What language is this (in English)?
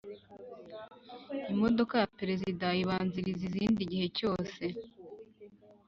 Kinyarwanda